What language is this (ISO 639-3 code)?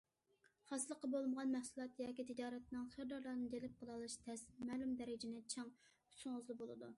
uig